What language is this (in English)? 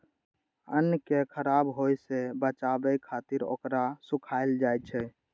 Maithili